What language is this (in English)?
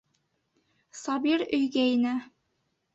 Bashkir